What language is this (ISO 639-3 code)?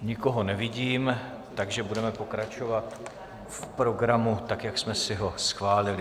ces